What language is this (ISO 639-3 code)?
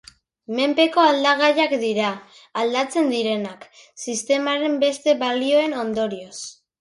eus